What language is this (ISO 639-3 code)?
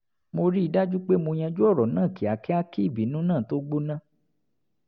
yor